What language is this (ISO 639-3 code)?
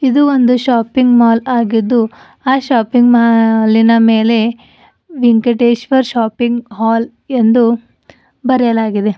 kan